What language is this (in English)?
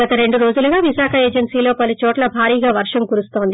Telugu